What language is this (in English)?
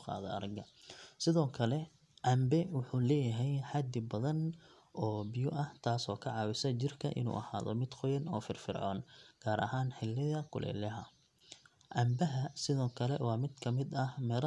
Somali